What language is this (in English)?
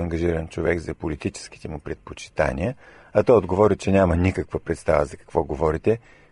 Bulgarian